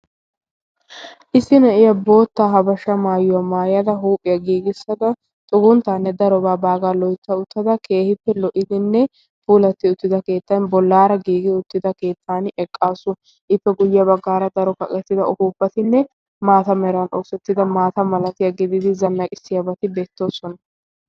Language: Wolaytta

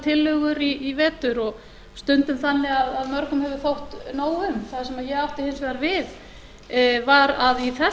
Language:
Icelandic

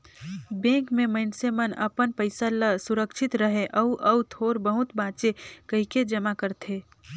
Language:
Chhattisgarhi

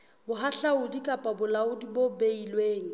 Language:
Southern Sotho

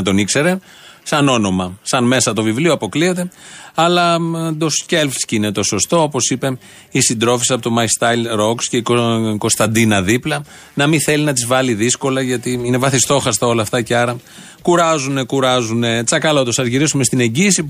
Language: Greek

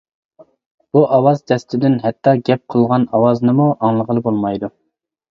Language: Uyghur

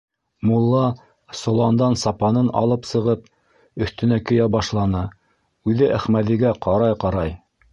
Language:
Bashkir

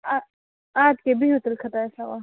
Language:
Kashmiri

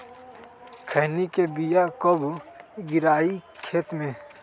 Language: Magahi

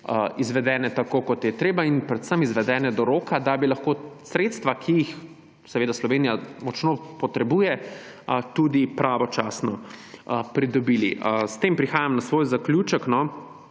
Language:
Slovenian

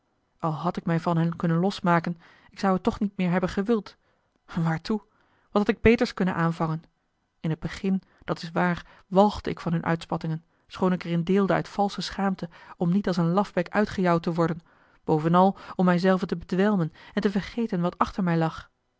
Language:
Dutch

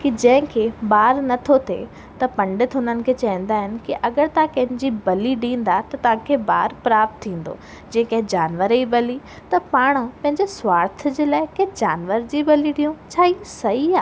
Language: Sindhi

